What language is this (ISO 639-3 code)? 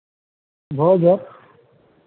mai